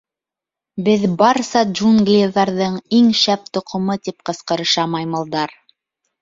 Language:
Bashkir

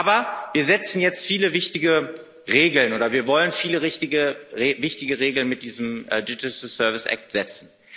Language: German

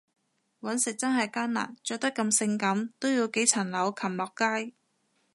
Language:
Cantonese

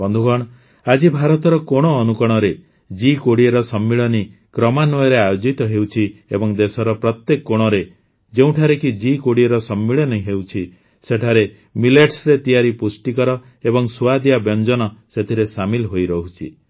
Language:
Odia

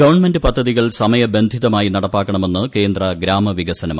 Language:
Malayalam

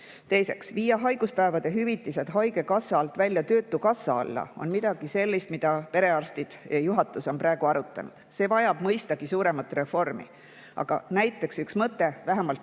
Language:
Estonian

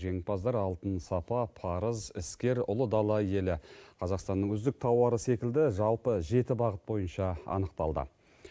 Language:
Kazakh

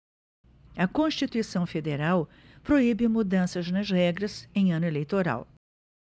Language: Portuguese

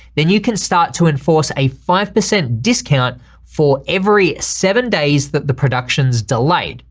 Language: English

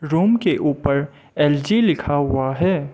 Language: Hindi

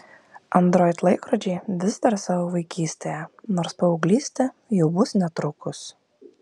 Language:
Lithuanian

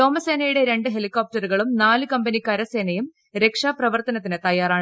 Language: Malayalam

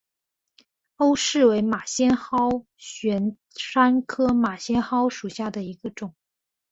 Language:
Chinese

